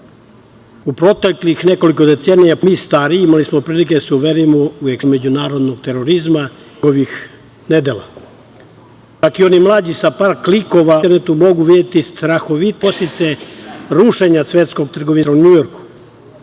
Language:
Serbian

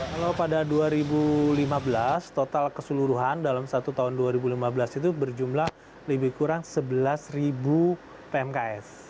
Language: Indonesian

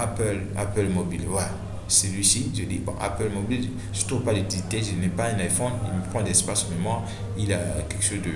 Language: French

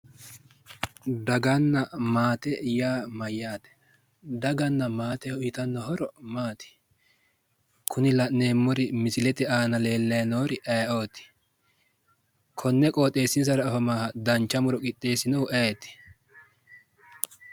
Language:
Sidamo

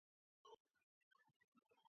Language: Georgian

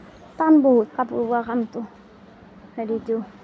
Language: Assamese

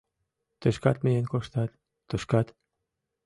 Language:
Mari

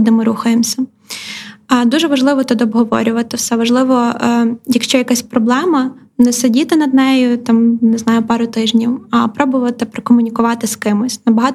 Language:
Ukrainian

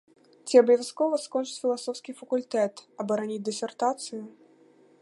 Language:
Belarusian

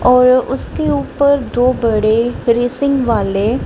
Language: Hindi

